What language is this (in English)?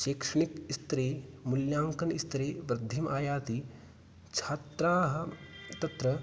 Sanskrit